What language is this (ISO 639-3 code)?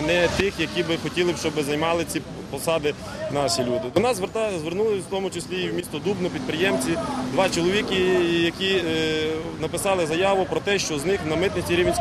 ukr